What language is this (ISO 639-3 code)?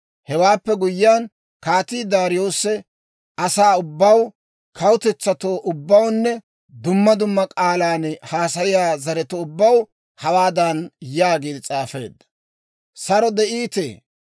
dwr